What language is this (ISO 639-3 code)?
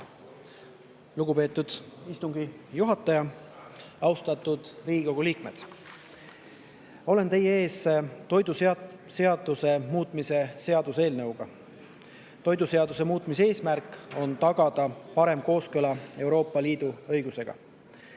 est